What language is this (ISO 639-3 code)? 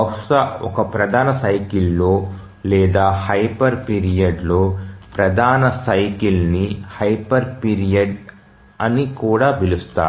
tel